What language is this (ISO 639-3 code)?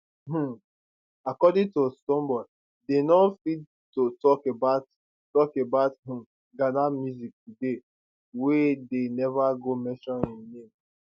pcm